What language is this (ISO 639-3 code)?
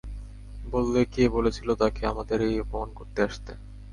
ben